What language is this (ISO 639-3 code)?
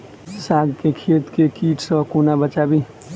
mai